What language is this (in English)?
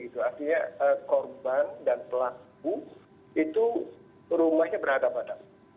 Indonesian